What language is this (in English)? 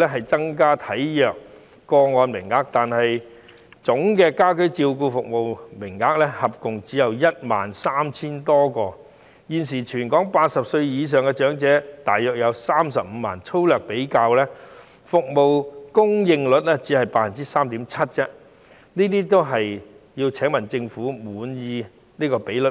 Cantonese